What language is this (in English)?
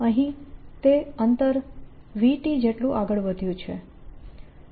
Gujarati